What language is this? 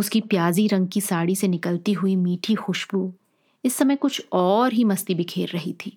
Hindi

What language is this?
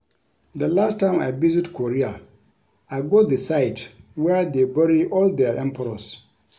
Nigerian Pidgin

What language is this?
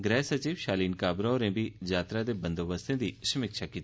Dogri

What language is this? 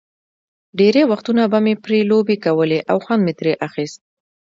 Pashto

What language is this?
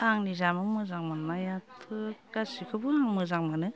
Bodo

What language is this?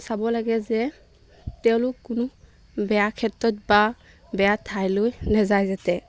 Assamese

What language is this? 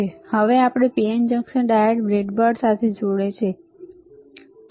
Gujarati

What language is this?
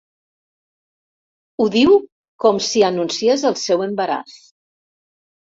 Catalan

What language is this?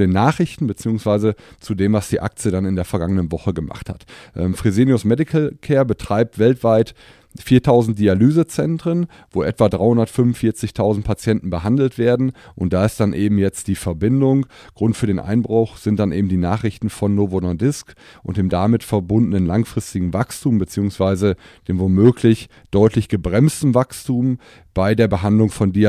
German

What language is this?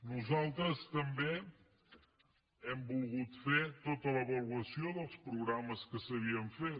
Catalan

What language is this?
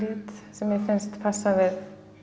Icelandic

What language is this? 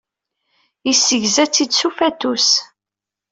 Kabyle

